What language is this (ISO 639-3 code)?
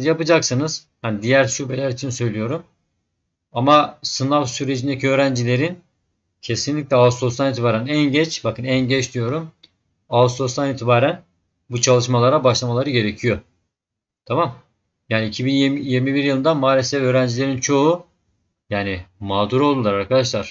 tur